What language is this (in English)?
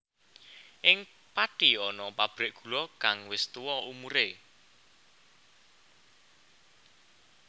Javanese